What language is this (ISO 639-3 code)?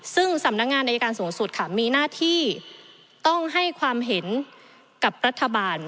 tha